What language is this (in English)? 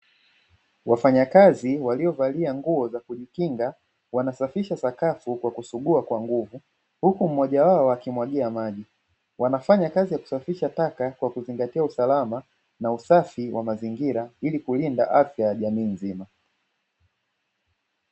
Swahili